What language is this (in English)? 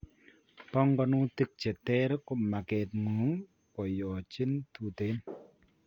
Kalenjin